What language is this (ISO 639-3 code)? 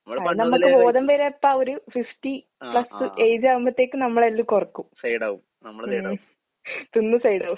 mal